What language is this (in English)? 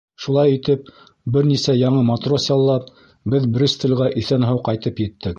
Bashkir